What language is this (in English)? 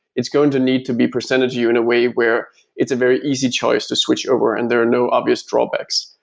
English